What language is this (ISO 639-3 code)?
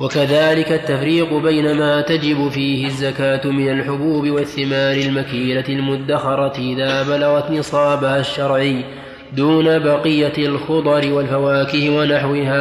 ara